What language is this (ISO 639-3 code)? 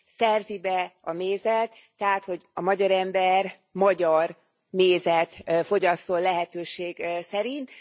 hun